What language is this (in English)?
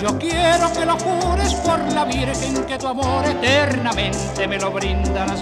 Spanish